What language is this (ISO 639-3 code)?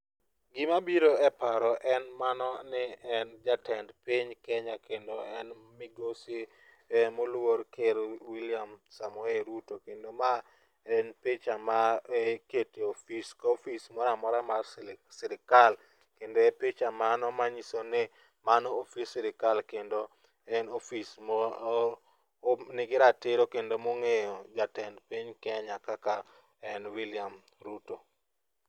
luo